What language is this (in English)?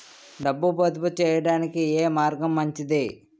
Telugu